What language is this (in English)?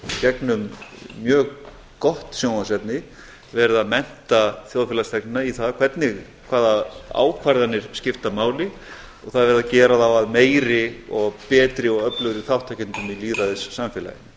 Icelandic